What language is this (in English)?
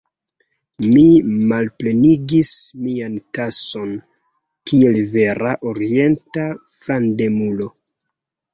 Esperanto